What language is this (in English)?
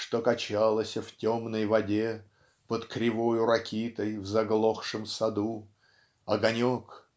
Russian